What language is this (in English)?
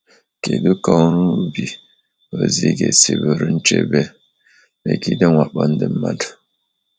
Igbo